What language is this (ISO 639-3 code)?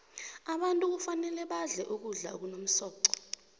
nbl